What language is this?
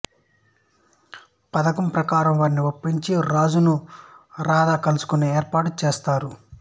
Telugu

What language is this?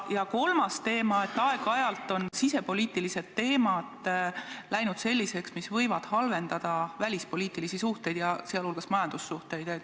Estonian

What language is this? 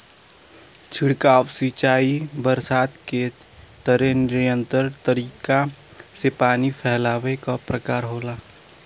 Bhojpuri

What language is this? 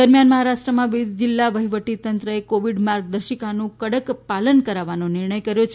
Gujarati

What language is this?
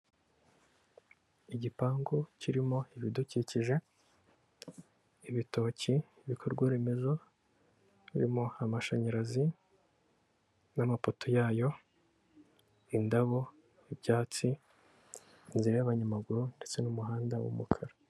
Kinyarwanda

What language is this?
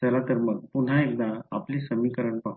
Marathi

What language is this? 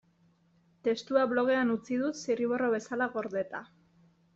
Basque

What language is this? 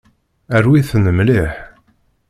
Kabyle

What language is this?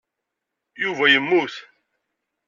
Kabyle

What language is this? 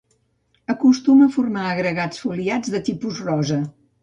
Catalan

